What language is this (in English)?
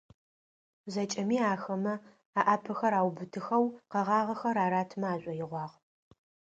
Adyghe